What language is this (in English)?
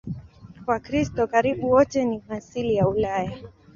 Swahili